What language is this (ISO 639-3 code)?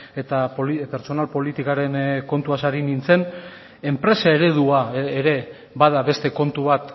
eus